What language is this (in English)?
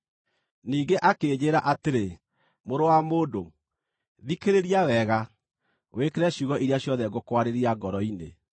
Kikuyu